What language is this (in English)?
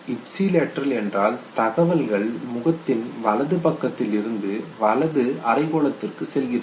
Tamil